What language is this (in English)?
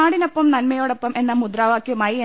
Malayalam